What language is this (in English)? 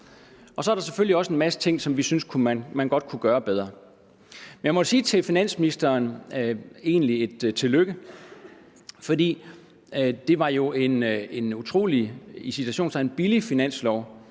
Danish